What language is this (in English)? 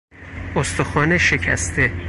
Persian